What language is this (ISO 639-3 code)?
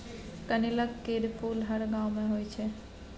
mai